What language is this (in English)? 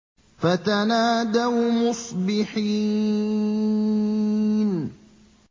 Arabic